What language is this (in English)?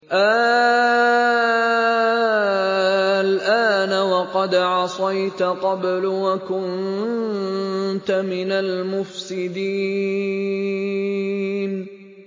Arabic